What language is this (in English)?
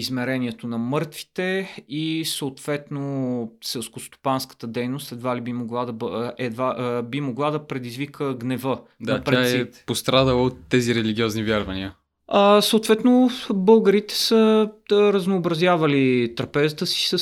Bulgarian